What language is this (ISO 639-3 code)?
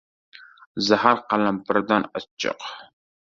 uzb